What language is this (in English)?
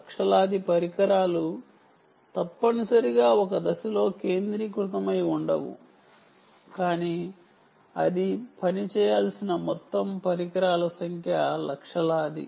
Telugu